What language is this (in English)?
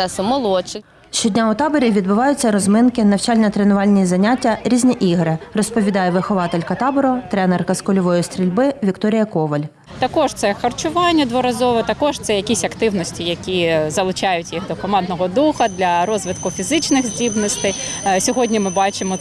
Ukrainian